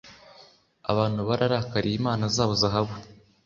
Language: Kinyarwanda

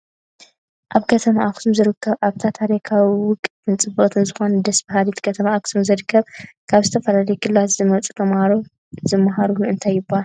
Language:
Tigrinya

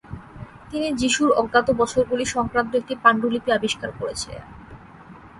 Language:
Bangla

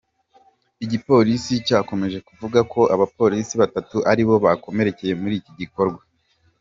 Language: Kinyarwanda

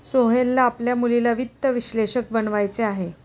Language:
Marathi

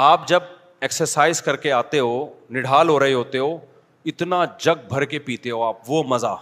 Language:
Urdu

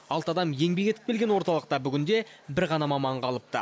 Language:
Kazakh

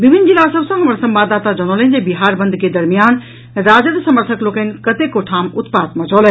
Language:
Maithili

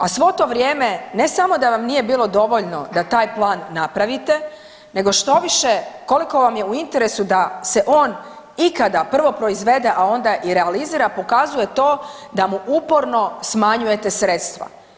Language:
Croatian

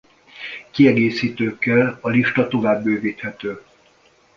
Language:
Hungarian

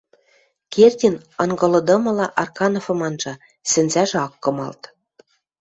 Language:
Western Mari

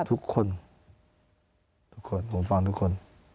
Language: Thai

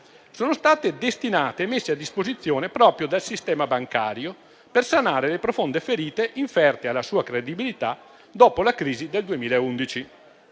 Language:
Italian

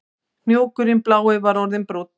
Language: Icelandic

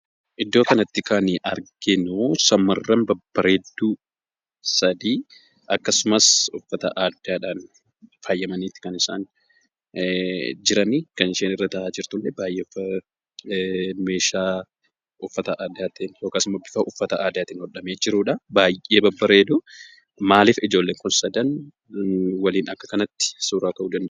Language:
Oromo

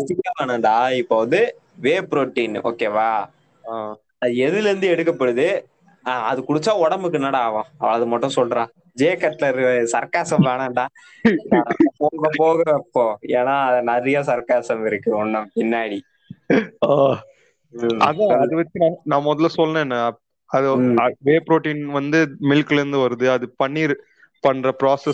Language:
Tamil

